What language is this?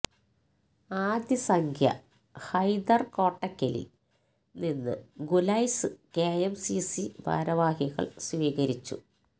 Malayalam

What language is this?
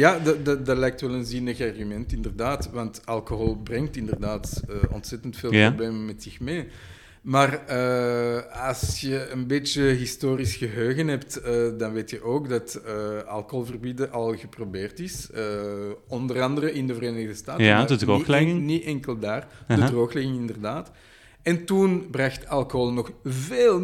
Dutch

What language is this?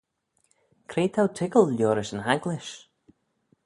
Manx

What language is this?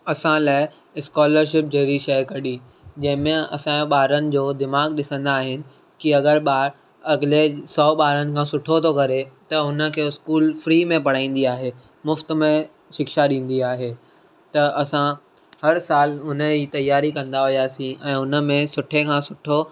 Sindhi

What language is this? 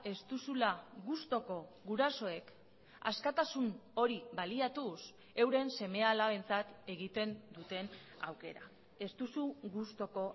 Basque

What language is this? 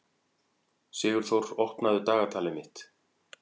Icelandic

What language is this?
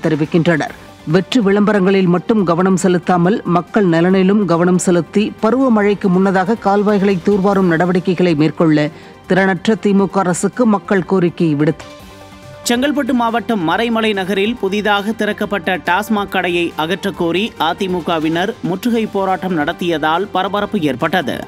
Tamil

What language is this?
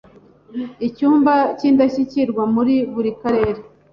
Kinyarwanda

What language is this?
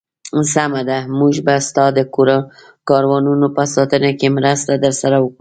Pashto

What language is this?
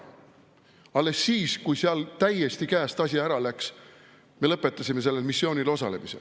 Estonian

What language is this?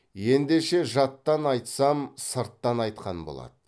Kazakh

